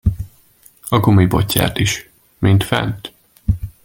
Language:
Hungarian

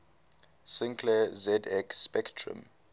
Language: English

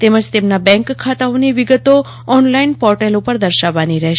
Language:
Gujarati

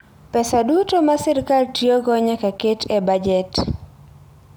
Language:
Luo (Kenya and Tanzania)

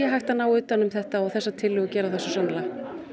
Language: Icelandic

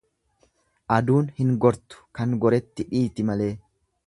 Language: Oromo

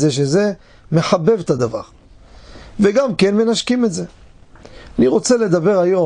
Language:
Hebrew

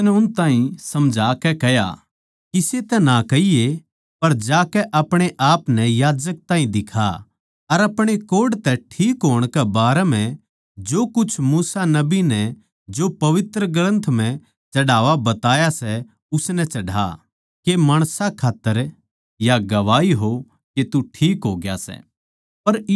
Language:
Haryanvi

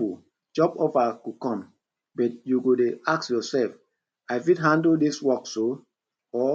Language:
Nigerian Pidgin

